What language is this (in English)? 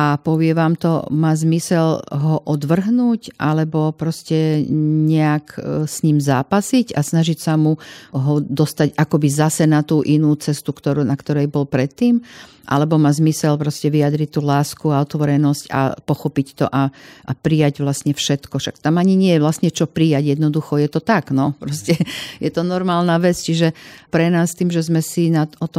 Slovak